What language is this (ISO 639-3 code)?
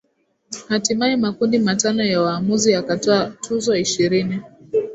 swa